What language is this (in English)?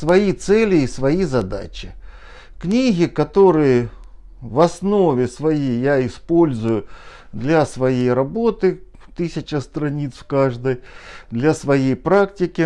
Russian